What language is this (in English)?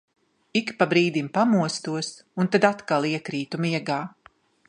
Latvian